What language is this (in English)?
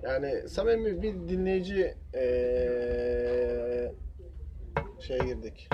Turkish